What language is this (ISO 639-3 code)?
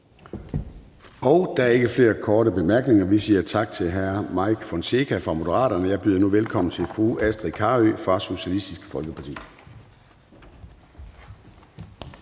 dan